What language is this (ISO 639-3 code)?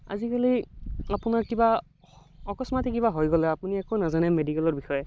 asm